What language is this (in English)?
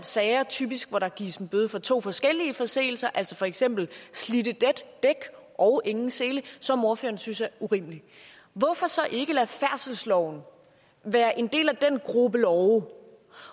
Danish